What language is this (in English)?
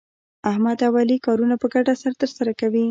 Pashto